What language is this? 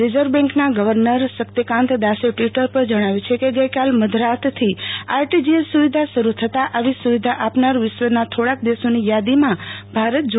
Gujarati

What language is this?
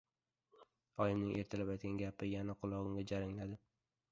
Uzbek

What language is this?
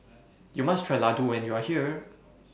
English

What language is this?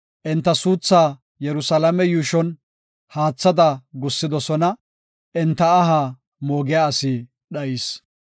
Gofa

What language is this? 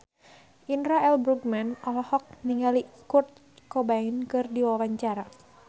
Sundanese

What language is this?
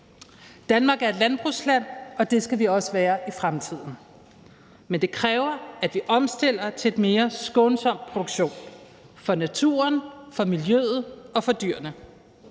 Danish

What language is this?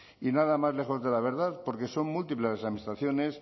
Spanish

